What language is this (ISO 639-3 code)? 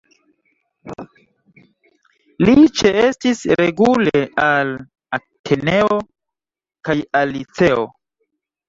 epo